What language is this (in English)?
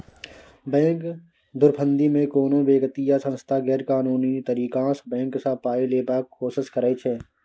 Maithili